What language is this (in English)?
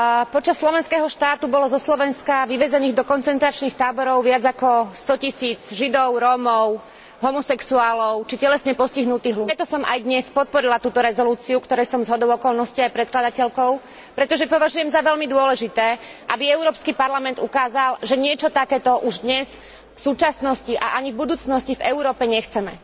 Slovak